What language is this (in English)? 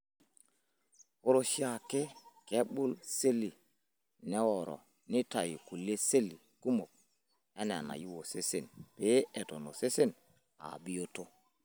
Masai